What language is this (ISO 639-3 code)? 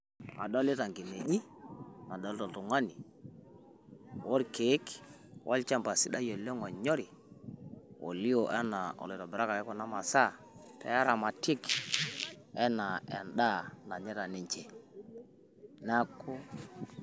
mas